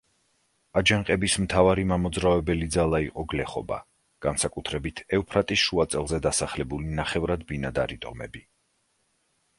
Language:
Georgian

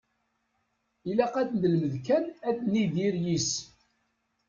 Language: Kabyle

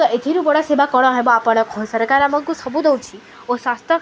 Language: Odia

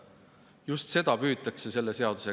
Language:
Estonian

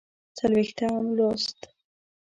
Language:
Pashto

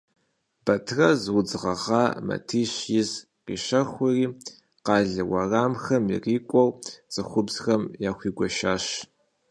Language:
Kabardian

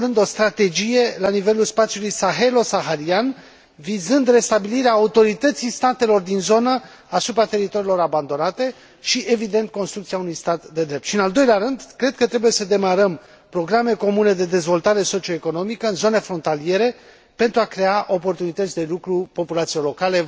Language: Romanian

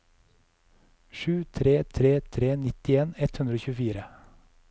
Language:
Norwegian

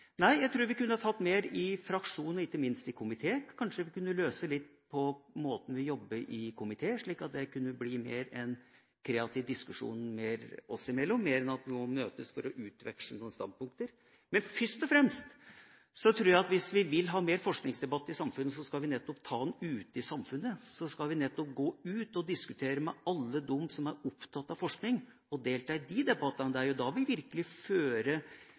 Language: Norwegian Bokmål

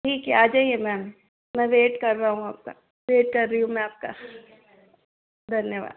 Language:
Hindi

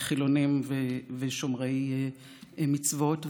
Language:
Hebrew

